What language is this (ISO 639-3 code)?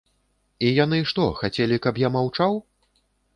bel